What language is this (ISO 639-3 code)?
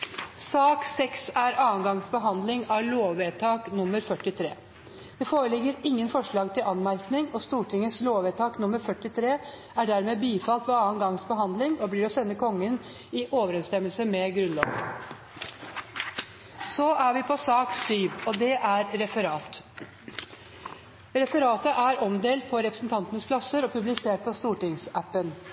nob